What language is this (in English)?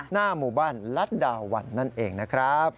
Thai